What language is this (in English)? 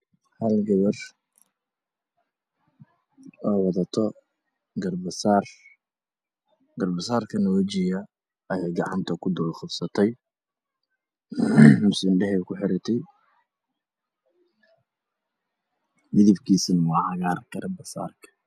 Somali